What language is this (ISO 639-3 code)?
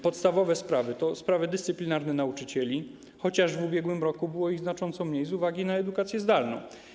pol